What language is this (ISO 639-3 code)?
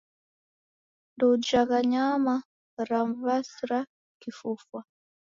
dav